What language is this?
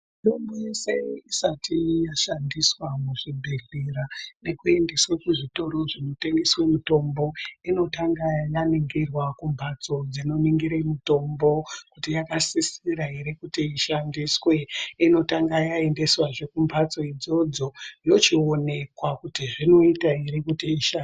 Ndau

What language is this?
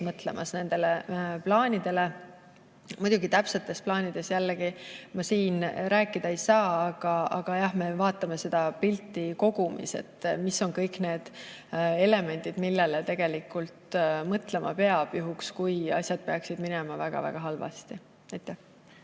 Estonian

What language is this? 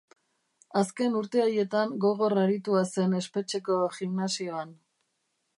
Basque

